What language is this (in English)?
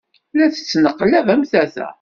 Kabyle